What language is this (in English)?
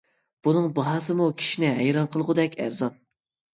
Uyghur